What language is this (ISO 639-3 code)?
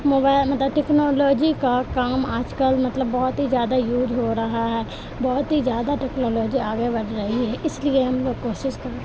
urd